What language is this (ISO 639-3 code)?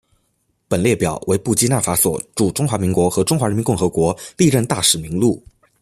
zho